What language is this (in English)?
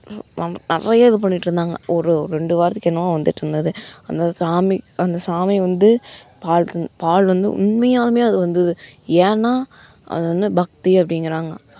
Tamil